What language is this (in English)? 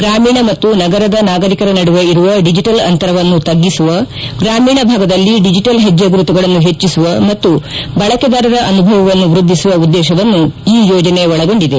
Kannada